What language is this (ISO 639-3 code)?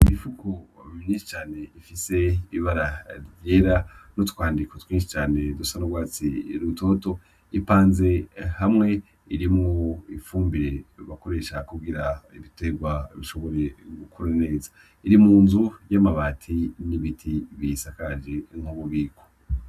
run